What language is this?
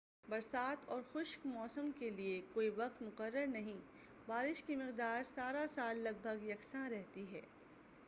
Urdu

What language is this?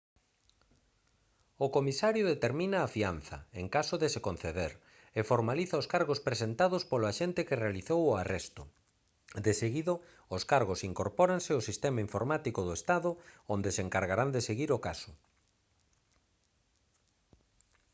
Galician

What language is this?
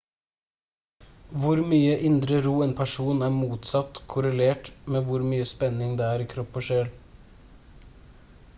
Norwegian Bokmål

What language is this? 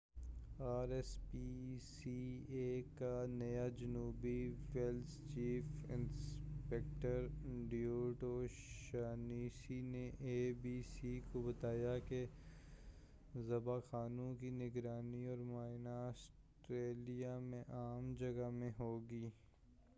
Urdu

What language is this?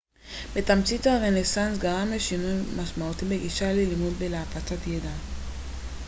Hebrew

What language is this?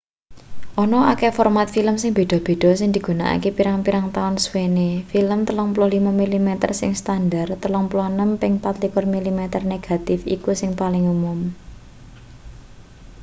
Javanese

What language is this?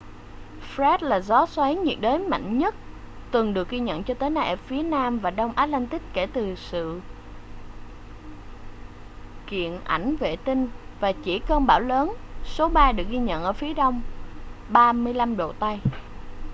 Vietnamese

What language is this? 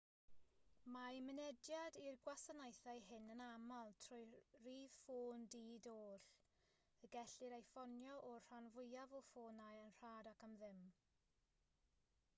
Welsh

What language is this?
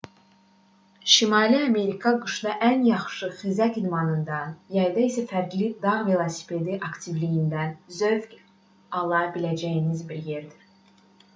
Azerbaijani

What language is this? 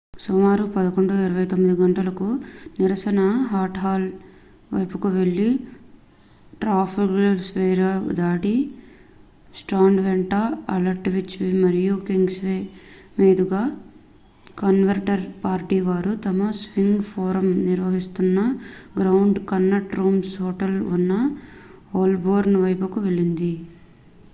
Telugu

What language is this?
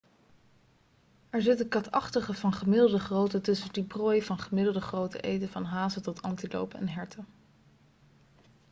Dutch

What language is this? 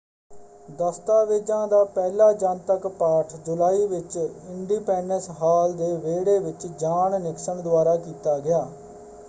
Punjabi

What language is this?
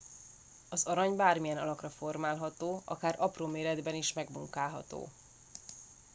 Hungarian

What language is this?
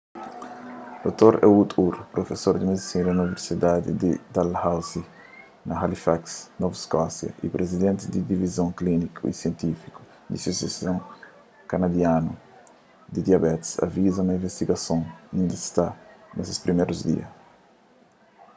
Kabuverdianu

